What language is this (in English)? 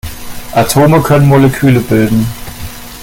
German